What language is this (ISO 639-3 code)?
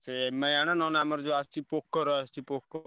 ori